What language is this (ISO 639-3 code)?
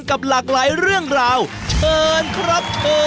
tha